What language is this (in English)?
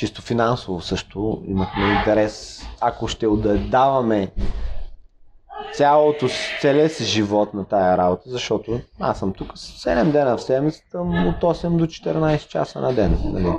Bulgarian